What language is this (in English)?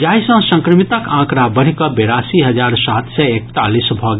Maithili